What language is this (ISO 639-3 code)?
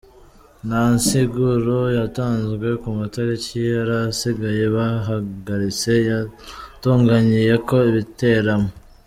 kin